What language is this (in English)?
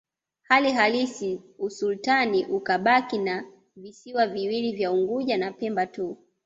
Swahili